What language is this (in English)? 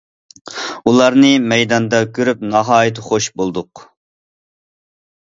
Uyghur